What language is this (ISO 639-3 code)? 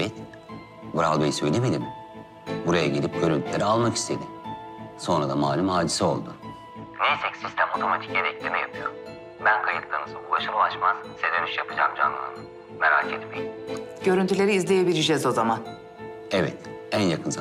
tur